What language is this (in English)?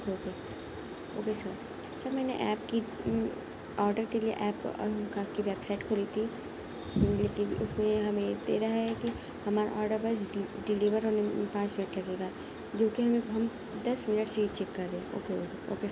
Urdu